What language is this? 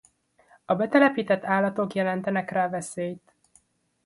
Hungarian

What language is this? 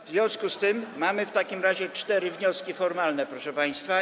Polish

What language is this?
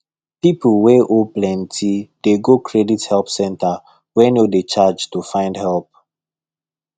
Nigerian Pidgin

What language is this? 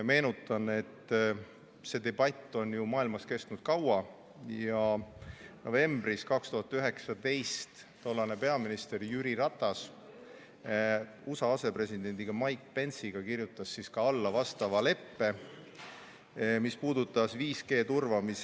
Estonian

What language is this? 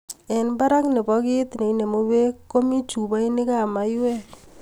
Kalenjin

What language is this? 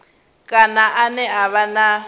Venda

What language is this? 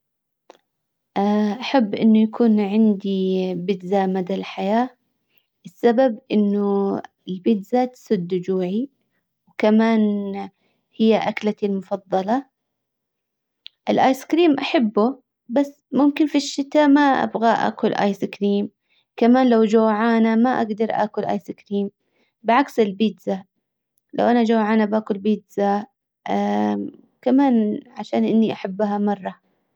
Hijazi Arabic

